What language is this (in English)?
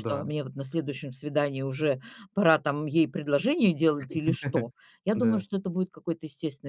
Russian